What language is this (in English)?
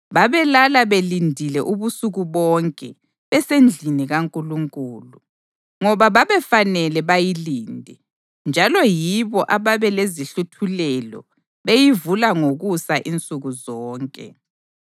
North Ndebele